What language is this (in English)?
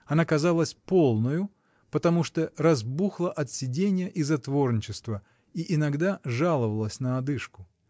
Russian